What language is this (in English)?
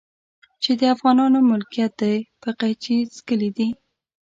Pashto